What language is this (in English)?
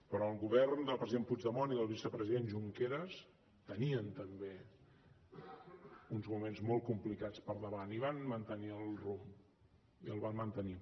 Catalan